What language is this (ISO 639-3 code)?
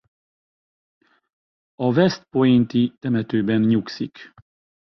hun